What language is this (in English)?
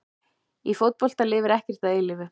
Icelandic